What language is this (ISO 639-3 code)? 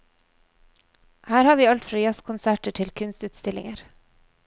nor